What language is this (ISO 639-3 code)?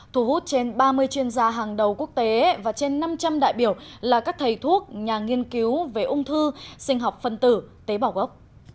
vie